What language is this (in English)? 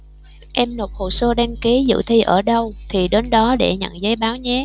Vietnamese